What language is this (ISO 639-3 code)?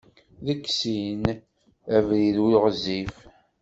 kab